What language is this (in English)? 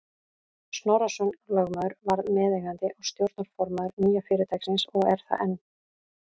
Icelandic